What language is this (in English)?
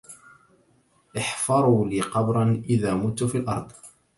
Arabic